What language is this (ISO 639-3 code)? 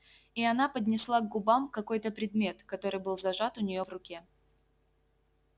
rus